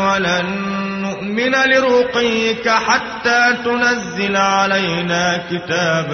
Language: Arabic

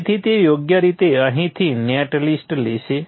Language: Gujarati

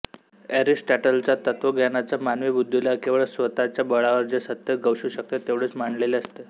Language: Marathi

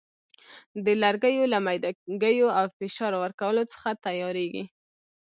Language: Pashto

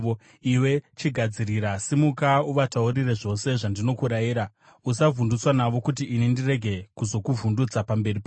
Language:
Shona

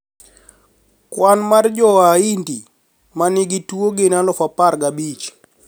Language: Luo (Kenya and Tanzania)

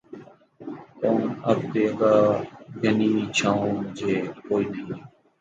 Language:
Urdu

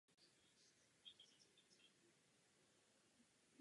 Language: Czech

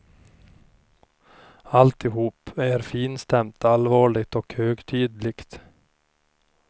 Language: Swedish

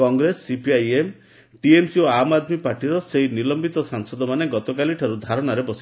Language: Odia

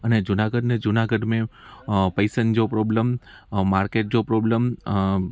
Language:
Sindhi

